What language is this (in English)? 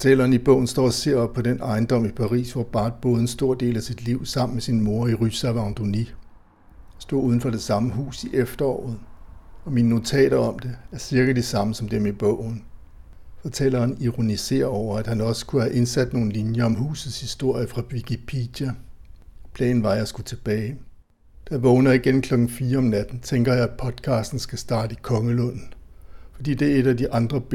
Danish